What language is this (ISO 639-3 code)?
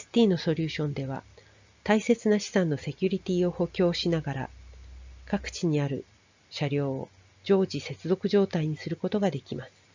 jpn